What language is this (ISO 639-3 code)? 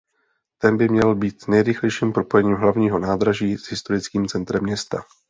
ces